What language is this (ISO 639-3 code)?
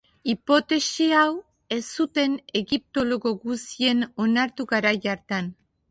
eus